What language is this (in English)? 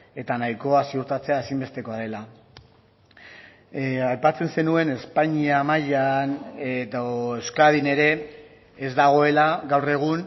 Basque